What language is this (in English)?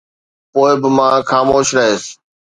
Sindhi